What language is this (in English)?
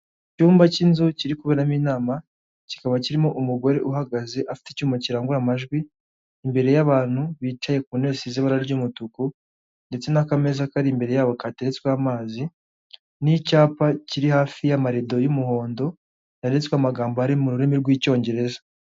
Kinyarwanda